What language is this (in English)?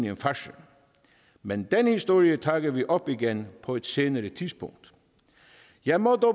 Danish